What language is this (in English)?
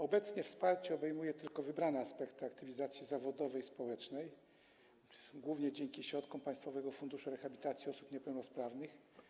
Polish